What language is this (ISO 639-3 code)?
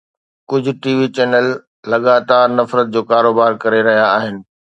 snd